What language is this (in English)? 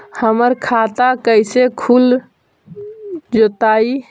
Magahi